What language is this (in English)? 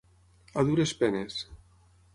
Catalan